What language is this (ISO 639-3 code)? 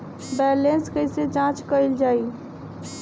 bho